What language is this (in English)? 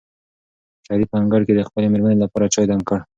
Pashto